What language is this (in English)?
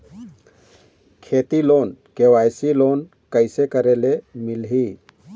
Chhattisgarhi